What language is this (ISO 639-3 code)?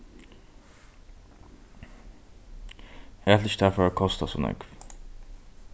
fao